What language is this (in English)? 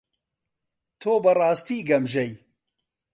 Central Kurdish